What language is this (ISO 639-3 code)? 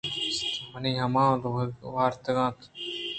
bgp